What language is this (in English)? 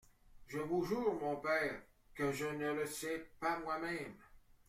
French